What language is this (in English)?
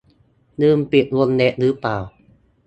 Thai